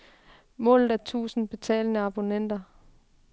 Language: Danish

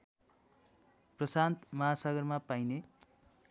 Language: Nepali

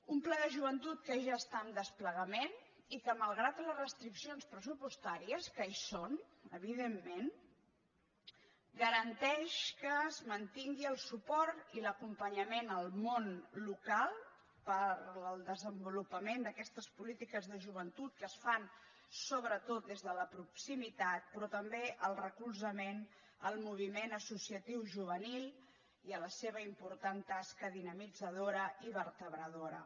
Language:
Catalan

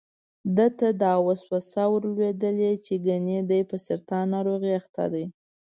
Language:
Pashto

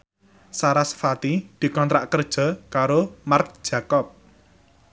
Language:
Javanese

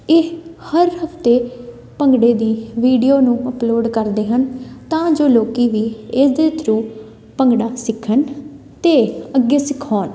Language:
Punjabi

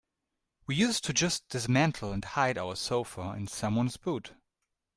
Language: English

